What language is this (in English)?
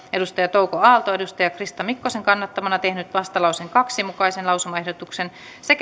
Finnish